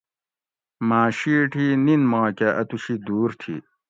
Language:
Gawri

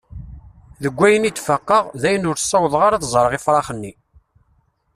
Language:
Kabyle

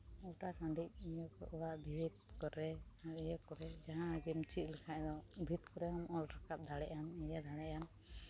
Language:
Santali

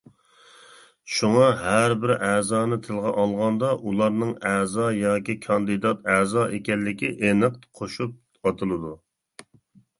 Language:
Uyghur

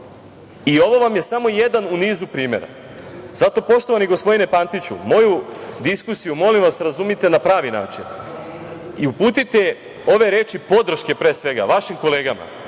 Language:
Serbian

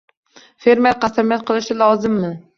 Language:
Uzbek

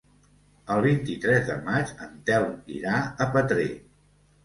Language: Catalan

